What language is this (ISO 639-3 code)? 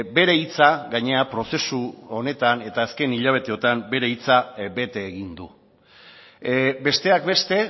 eus